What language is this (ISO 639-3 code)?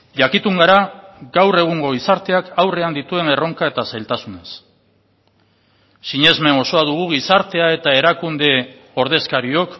eus